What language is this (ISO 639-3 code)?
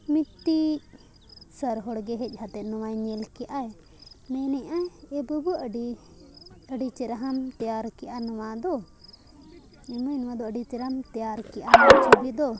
sat